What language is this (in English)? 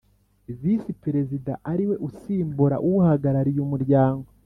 Kinyarwanda